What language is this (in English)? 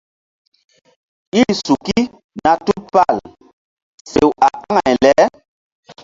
Mbum